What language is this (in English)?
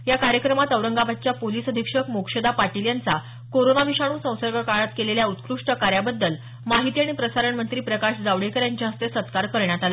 Marathi